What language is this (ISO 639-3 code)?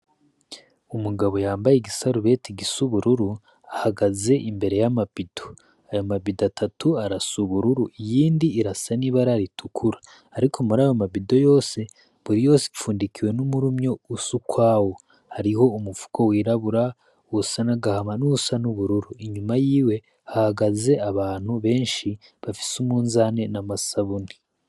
run